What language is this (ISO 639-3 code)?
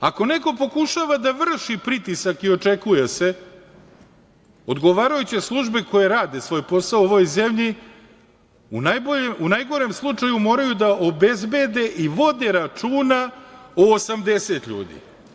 srp